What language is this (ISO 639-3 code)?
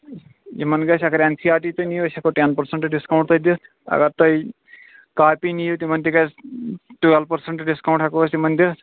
kas